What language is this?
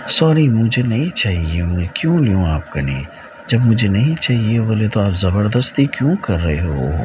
Urdu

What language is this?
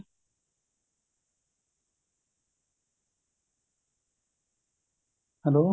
Punjabi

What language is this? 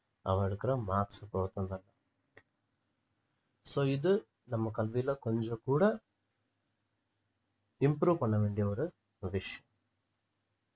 Tamil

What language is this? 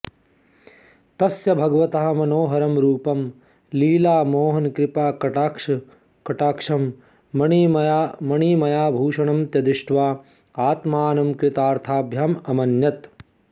Sanskrit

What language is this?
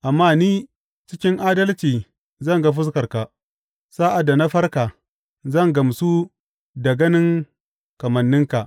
Hausa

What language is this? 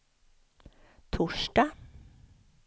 Swedish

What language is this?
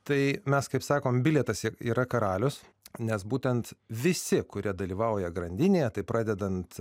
Lithuanian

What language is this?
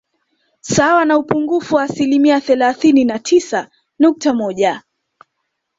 Swahili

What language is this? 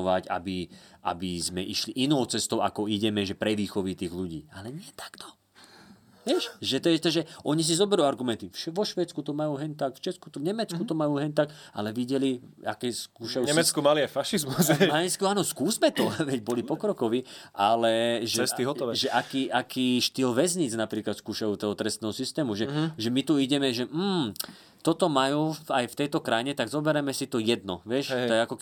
Slovak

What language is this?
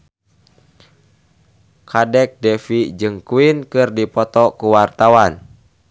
Sundanese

